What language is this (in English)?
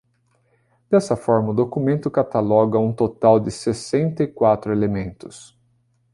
Portuguese